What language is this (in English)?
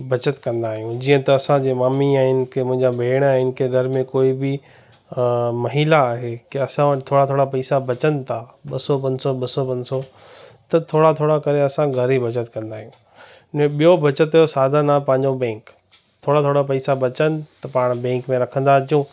Sindhi